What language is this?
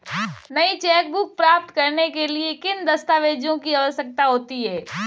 Hindi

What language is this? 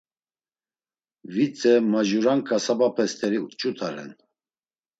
Laz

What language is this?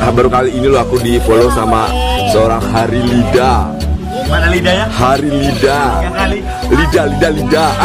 Indonesian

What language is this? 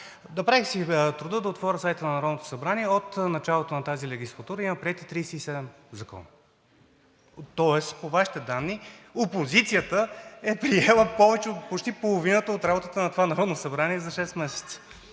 Bulgarian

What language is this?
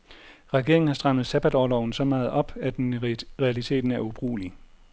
Danish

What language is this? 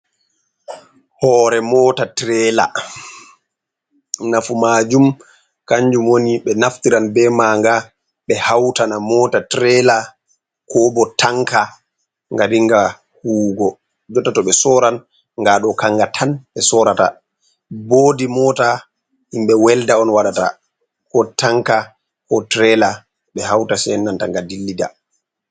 Fula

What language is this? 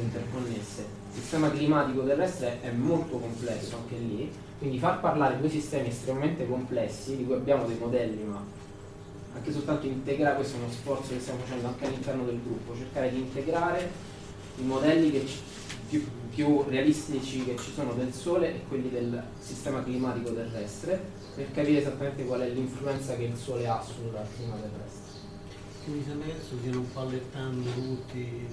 Italian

